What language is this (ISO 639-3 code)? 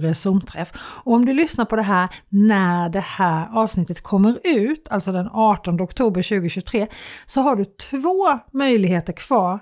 swe